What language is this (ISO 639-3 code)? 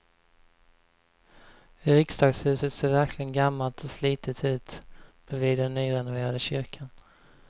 swe